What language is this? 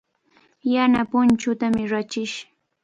Cajatambo North Lima Quechua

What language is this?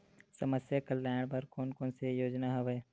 Chhattisgarhi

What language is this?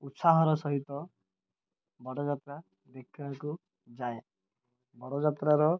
Odia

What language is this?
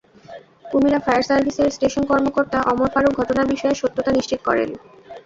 Bangla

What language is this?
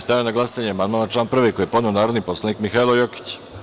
Serbian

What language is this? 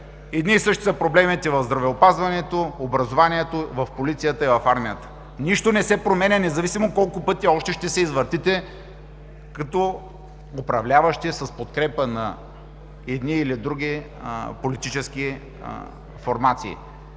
Bulgarian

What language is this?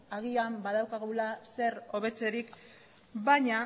Basque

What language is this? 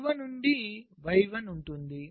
Telugu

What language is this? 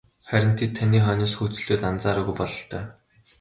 Mongolian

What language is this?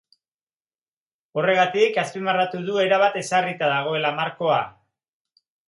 Basque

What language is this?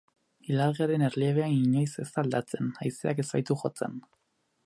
Basque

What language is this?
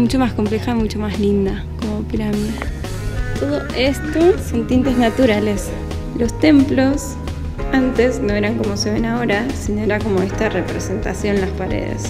Spanish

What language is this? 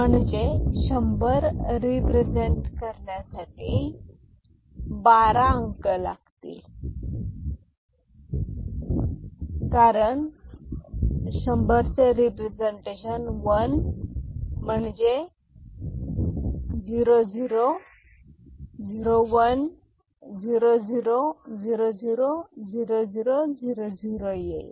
Marathi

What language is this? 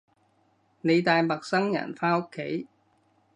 Cantonese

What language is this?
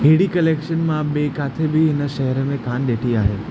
Sindhi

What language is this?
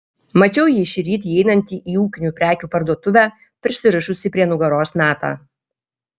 Lithuanian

